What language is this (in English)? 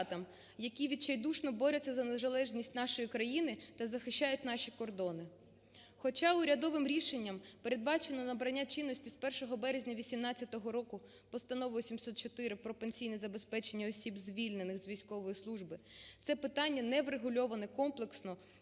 Ukrainian